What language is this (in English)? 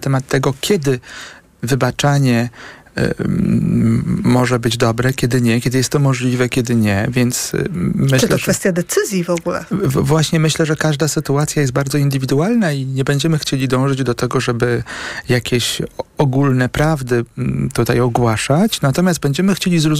Polish